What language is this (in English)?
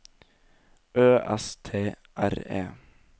Norwegian